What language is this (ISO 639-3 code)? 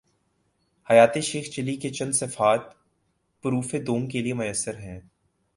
urd